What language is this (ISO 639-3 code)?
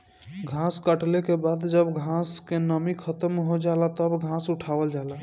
bho